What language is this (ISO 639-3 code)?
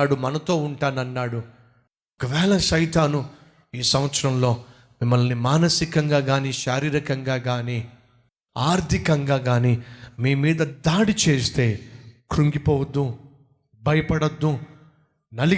tel